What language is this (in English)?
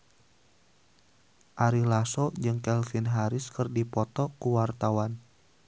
Sundanese